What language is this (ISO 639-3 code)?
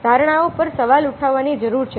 guj